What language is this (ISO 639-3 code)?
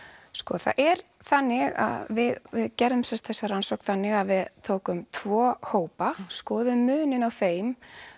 isl